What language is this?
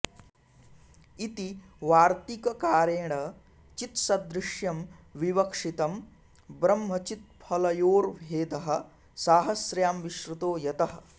Sanskrit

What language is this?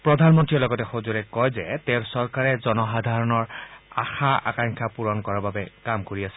Assamese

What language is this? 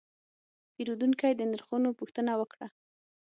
Pashto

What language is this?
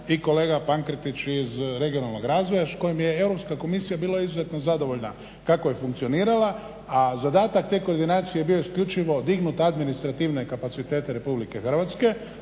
Croatian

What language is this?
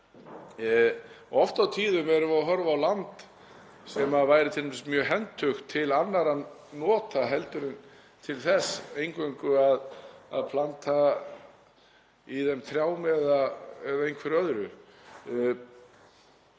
Icelandic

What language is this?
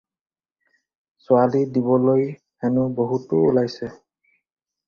Assamese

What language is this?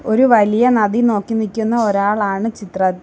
Malayalam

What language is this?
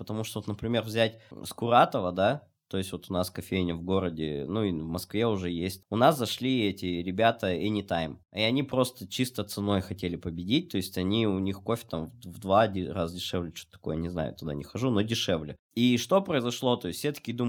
Russian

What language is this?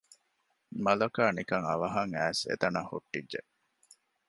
Divehi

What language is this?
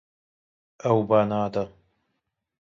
Kurdish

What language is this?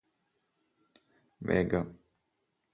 Malayalam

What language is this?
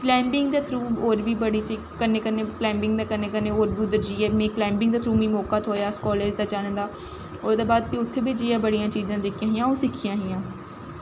Dogri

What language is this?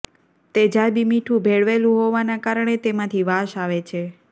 Gujarati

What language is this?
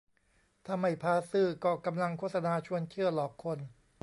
Thai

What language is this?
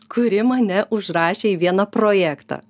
Lithuanian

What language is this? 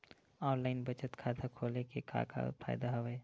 Chhattisgarhi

